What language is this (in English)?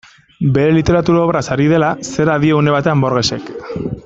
Basque